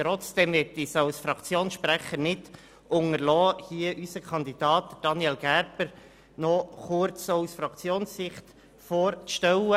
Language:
Swiss German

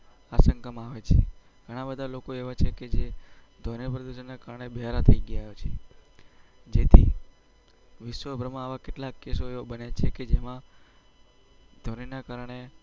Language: Gujarati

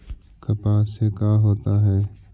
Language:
Magahi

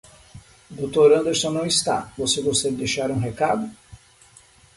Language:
Portuguese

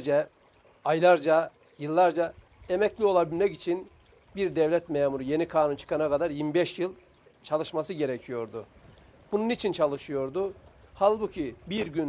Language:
Turkish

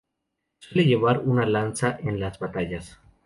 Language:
Spanish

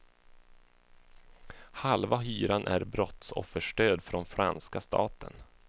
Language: Swedish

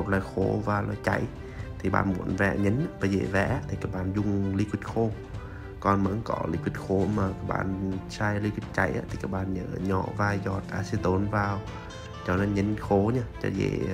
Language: Vietnamese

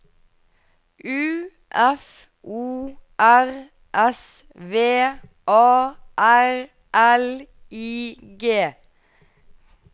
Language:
Norwegian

